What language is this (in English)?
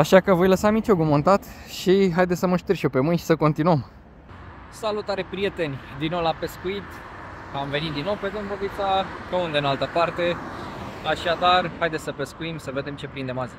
Romanian